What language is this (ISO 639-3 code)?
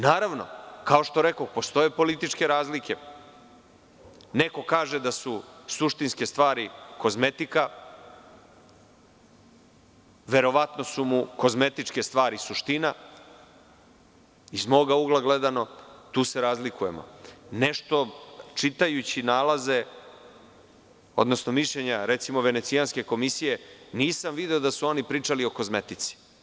srp